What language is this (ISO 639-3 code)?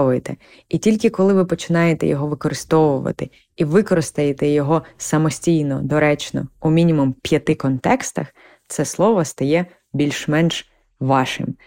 ukr